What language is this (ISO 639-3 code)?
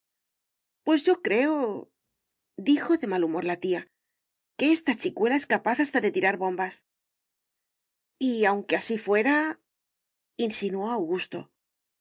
spa